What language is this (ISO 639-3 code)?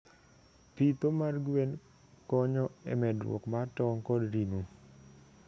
luo